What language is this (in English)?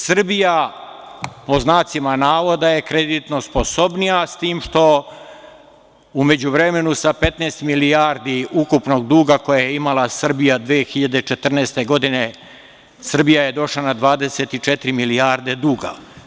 Serbian